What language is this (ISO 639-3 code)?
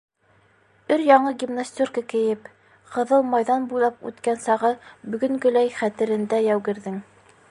bak